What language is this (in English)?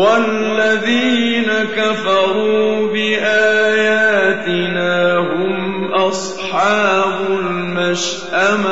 Arabic